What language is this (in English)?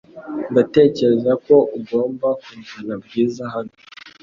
Kinyarwanda